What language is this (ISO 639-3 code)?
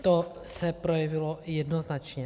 ces